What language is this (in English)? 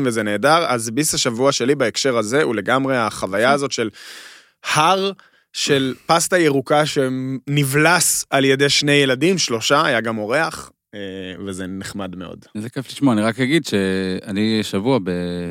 Hebrew